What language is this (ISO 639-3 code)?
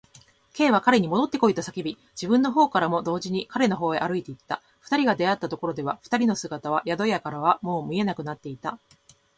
jpn